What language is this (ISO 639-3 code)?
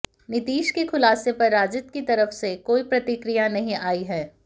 hin